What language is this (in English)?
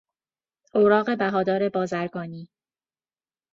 Persian